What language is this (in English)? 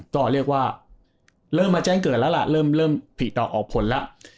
Thai